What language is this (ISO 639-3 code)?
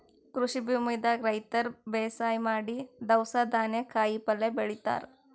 kan